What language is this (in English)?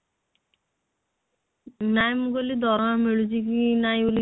Odia